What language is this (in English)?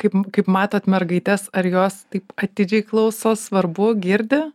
Lithuanian